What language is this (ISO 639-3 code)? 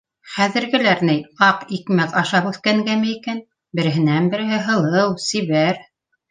bak